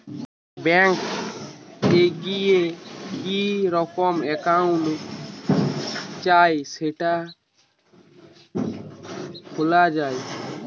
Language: Bangla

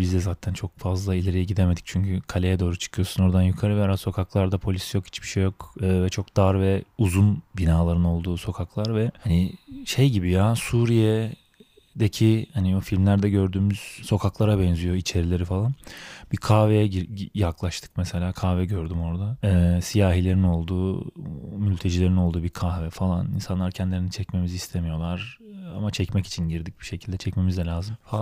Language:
Turkish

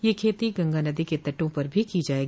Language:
Hindi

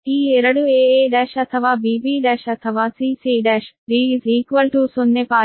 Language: Kannada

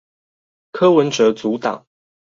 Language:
Chinese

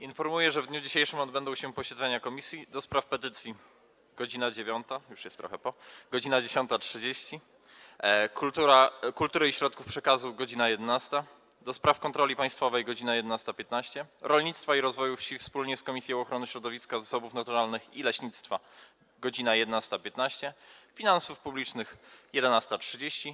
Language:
Polish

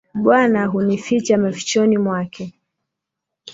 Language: Swahili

